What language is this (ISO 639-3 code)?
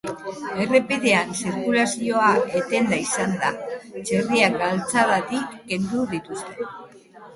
eus